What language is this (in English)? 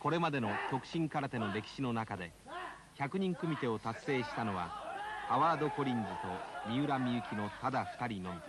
Japanese